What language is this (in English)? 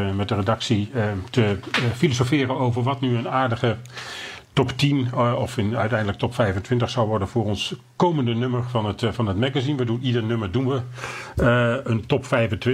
Dutch